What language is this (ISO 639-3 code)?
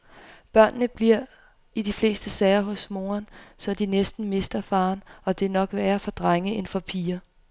dan